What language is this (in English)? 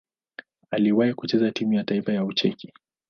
Swahili